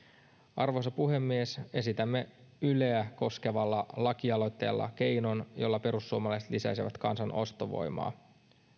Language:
Finnish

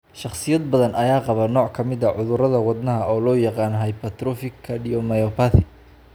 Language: Somali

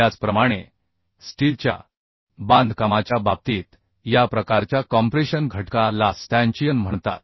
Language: Marathi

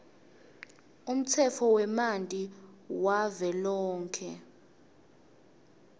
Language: Swati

